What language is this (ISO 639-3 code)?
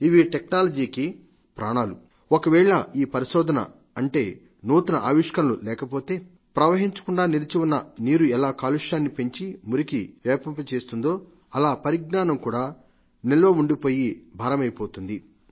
tel